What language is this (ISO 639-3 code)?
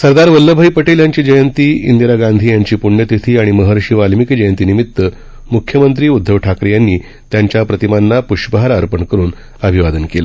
mar